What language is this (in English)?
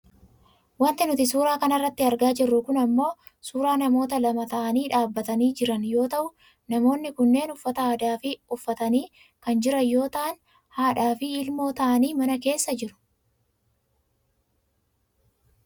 Oromo